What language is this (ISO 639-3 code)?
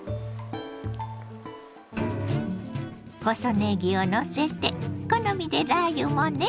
jpn